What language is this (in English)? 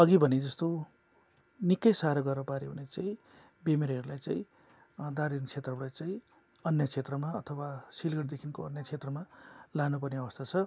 Nepali